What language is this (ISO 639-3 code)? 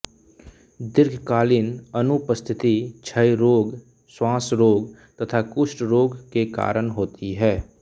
hin